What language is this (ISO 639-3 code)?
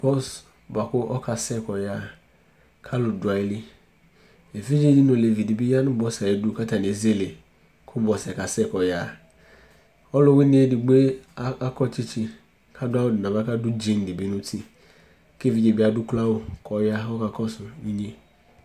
kpo